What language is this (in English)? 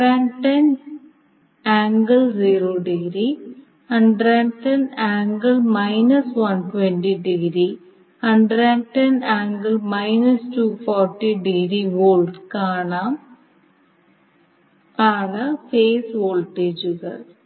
Malayalam